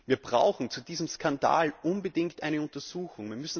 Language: German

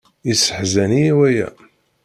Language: Kabyle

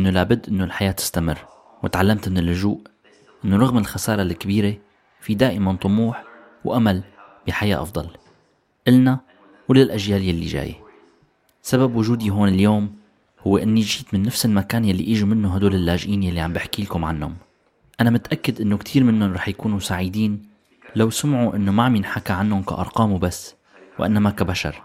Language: Arabic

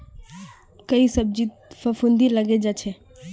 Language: Magahi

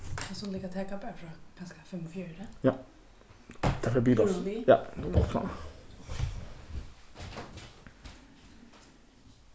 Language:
Faroese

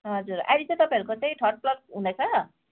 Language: Nepali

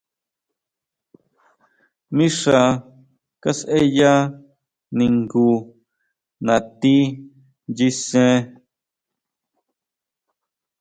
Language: Huautla Mazatec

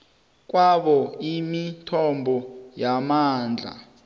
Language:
South Ndebele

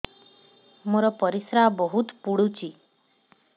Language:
Odia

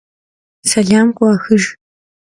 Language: Kabardian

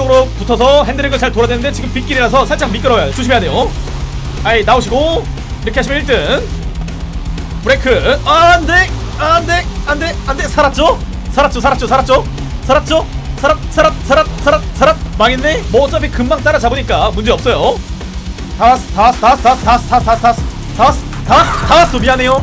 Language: Korean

